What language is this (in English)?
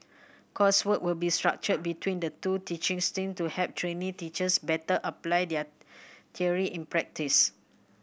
English